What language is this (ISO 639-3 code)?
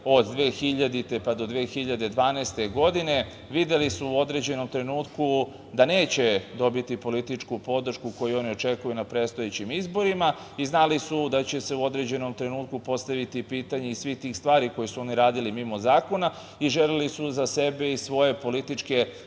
srp